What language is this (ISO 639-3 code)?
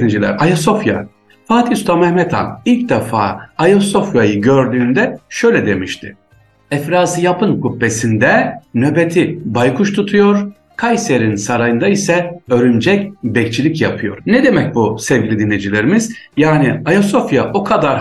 tur